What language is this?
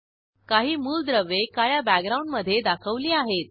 Marathi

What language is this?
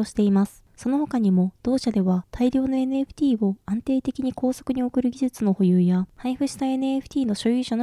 Japanese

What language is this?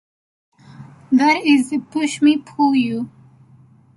English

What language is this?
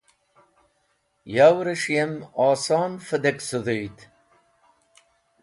Wakhi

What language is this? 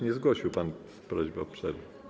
Polish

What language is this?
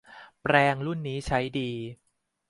Thai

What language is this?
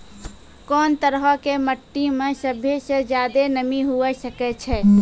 Maithili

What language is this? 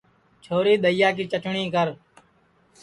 Sansi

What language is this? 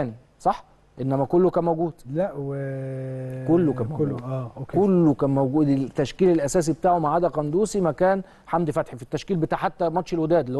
Arabic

